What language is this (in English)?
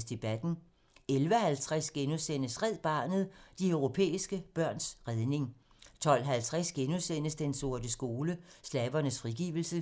Danish